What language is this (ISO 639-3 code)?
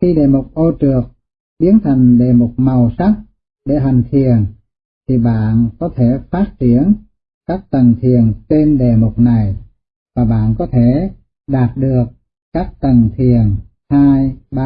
vie